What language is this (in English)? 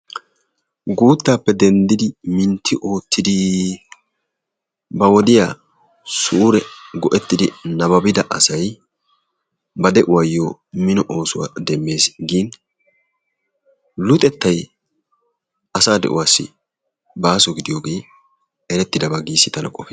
Wolaytta